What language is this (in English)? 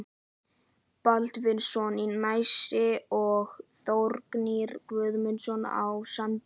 Icelandic